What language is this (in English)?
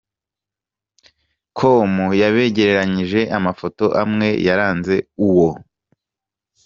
Kinyarwanda